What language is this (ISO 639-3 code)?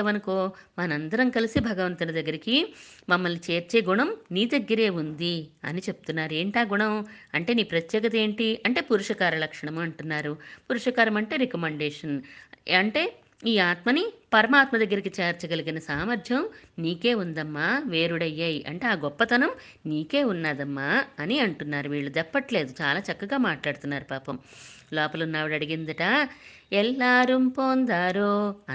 tel